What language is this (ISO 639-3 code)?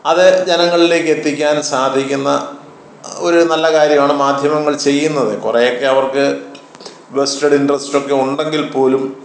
mal